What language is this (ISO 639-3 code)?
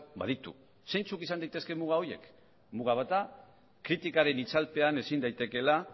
eus